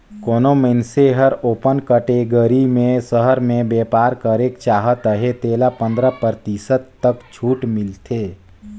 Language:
Chhattisgarhi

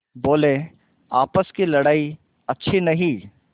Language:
Hindi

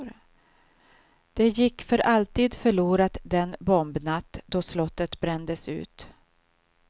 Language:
Swedish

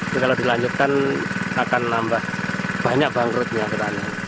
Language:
Indonesian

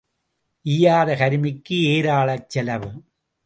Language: Tamil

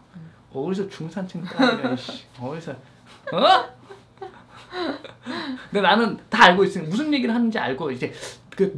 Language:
Korean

